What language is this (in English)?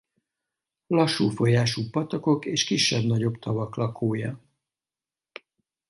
Hungarian